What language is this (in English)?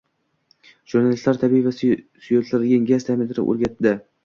Uzbek